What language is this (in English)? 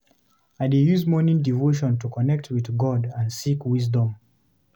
Nigerian Pidgin